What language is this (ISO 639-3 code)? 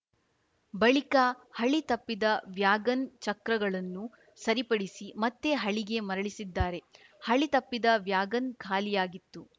kan